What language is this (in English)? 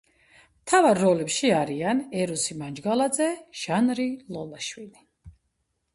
Georgian